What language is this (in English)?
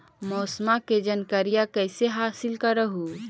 Magahi